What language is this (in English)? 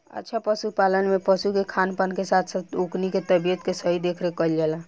Bhojpuri